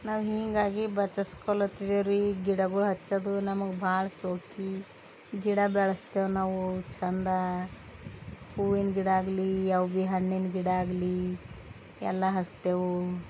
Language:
Kannada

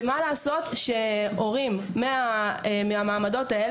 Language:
Hebrew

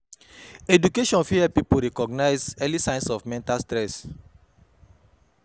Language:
Nigerian Pidgin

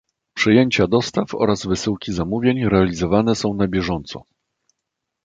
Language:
Polish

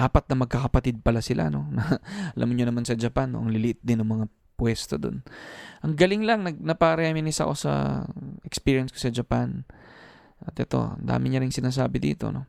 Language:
Filipino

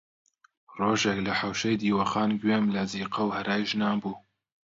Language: Central Kurdish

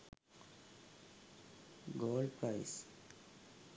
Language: Sinhala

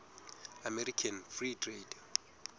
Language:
Southern Sotho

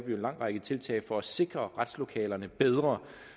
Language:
Danish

